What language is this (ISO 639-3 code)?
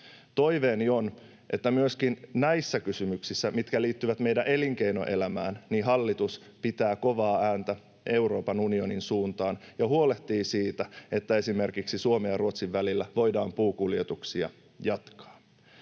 fin